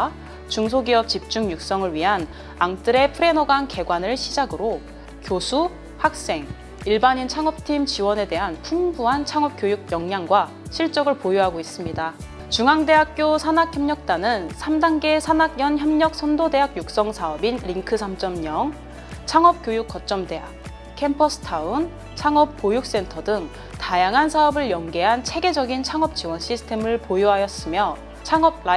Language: Korean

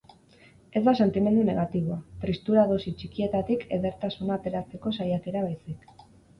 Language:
Basque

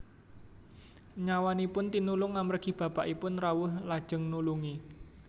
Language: Javanese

